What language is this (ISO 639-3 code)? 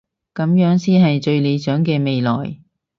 yue